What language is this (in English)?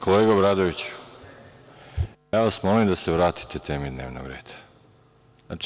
Serbian